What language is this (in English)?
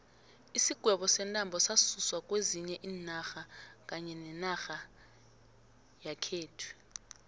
South Ndebele